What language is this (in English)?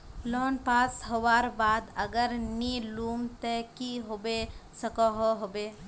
Magahi